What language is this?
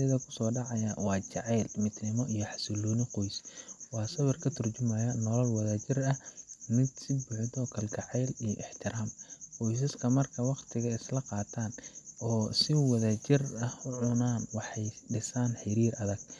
Somali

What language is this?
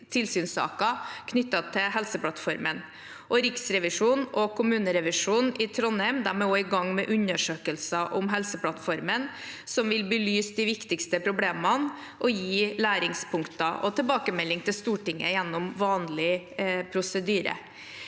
Norwegian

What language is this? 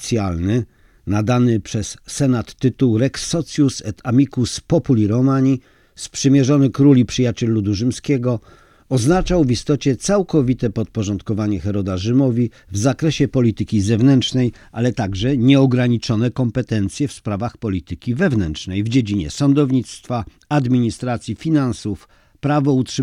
Polish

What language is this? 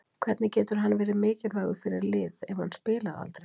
Icelandic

